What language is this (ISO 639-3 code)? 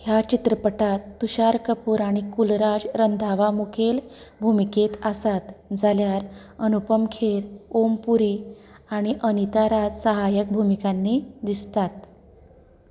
kok